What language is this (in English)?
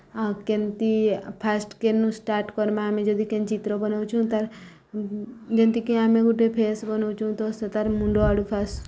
Odia